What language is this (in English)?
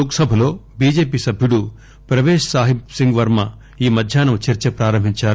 Telugu